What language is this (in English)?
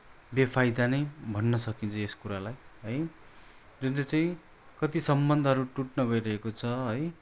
Nepali